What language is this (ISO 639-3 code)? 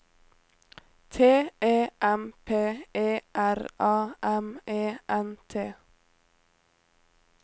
nor